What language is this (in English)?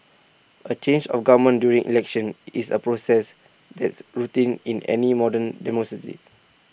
English